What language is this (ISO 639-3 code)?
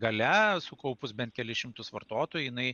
lit